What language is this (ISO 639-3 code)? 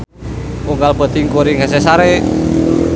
sun